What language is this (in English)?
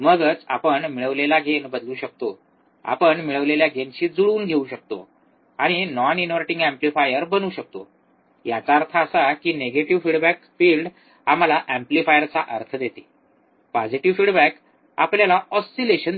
Marathi